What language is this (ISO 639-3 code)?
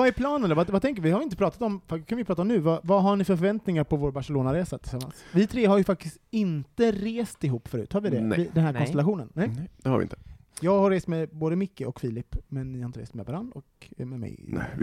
swe